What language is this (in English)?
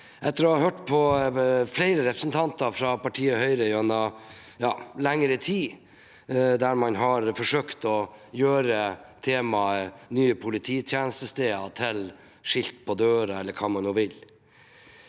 Norwegian